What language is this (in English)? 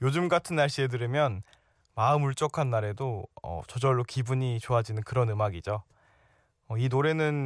Korean